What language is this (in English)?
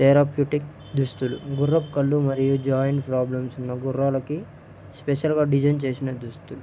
Telugu